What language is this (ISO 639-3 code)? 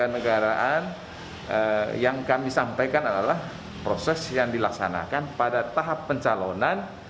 ind